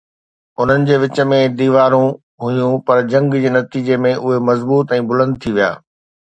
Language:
Sindhi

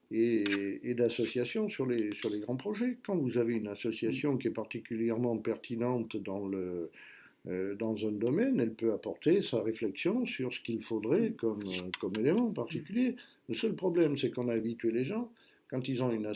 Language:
French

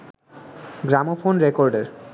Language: Bangla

